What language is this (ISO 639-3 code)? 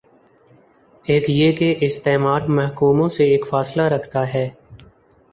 urd